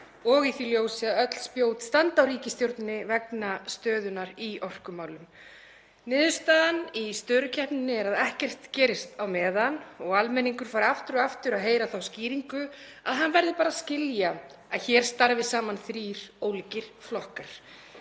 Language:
Icelandic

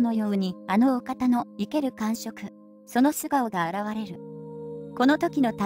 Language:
Japanese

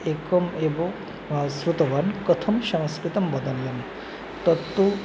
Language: Sanskrit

